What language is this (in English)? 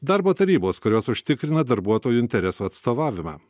Lithuanian